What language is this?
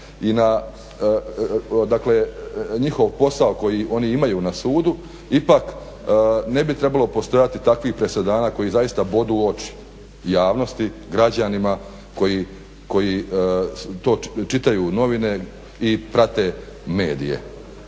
Croatian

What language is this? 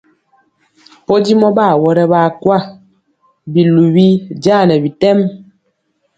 Mpiemo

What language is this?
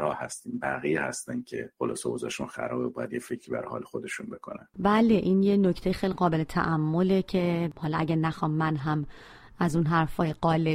Persian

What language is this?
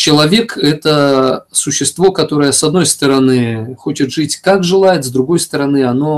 Russian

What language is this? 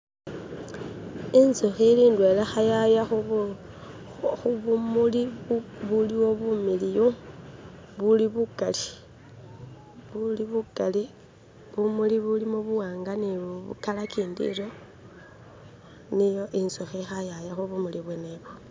Masaaba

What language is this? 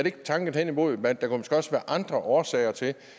Danish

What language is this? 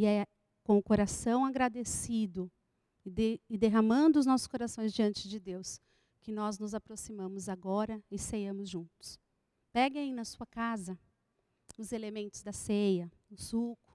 Portuguese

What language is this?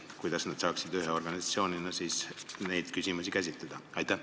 Estonian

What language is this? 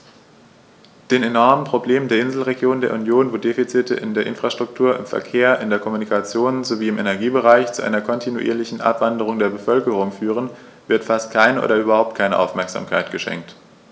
German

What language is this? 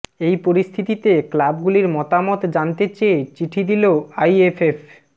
Bangla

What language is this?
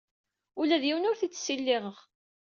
Kabyle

